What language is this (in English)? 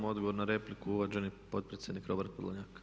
Croatian